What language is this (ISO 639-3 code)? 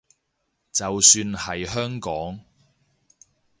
yue